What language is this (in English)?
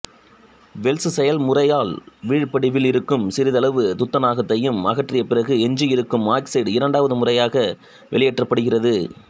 Tamil